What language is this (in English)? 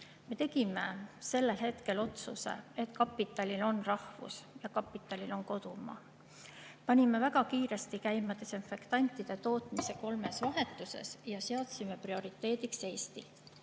Estonian